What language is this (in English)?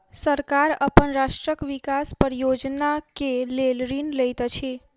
Maithili